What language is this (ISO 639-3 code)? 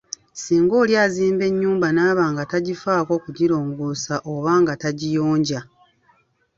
lug